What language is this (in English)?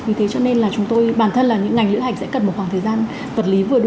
Vietnamese